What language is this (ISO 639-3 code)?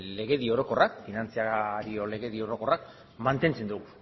eus